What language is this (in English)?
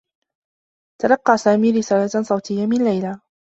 Arabic